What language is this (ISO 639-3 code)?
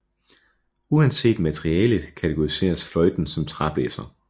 dan